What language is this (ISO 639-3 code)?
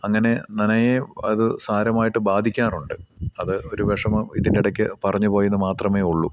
mal